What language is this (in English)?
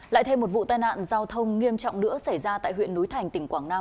Vietnamese